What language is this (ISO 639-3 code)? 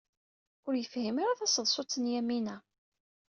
kab